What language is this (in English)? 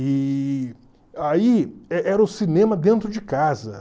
Portuguese